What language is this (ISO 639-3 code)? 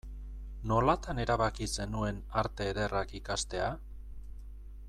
eus